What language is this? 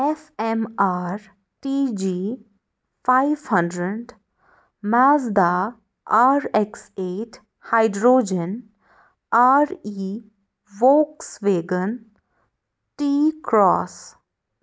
Kashmiri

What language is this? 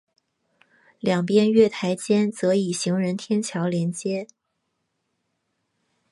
Chinese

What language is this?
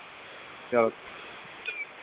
Dogri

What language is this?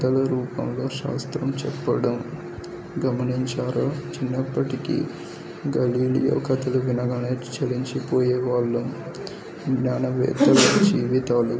Telugu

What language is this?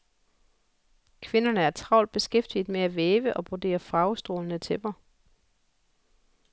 Danish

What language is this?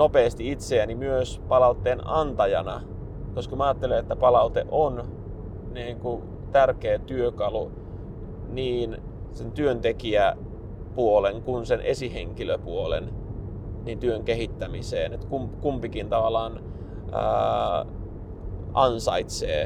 Finnish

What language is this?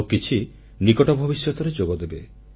Odia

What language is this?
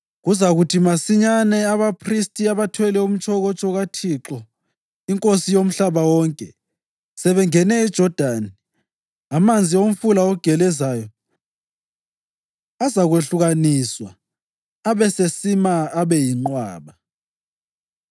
North Ndebele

